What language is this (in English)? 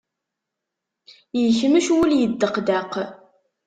Kabyle